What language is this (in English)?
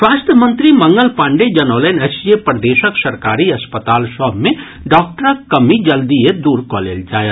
Maithili